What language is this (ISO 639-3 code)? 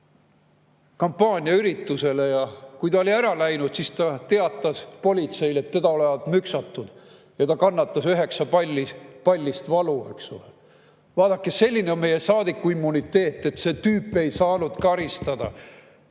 est